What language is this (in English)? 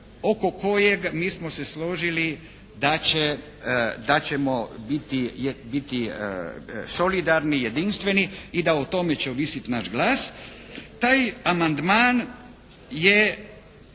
Croatian